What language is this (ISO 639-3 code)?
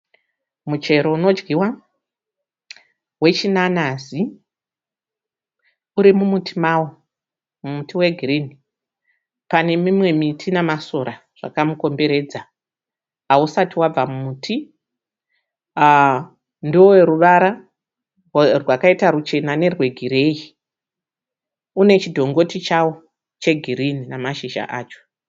sna